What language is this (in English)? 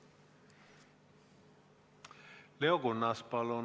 Estonian